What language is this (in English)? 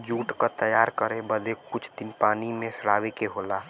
Bhojpuri